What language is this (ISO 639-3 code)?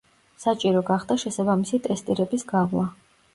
kat